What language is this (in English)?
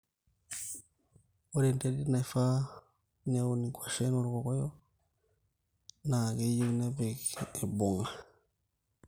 Masai